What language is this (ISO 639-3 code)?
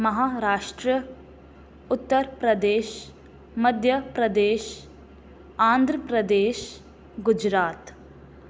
snd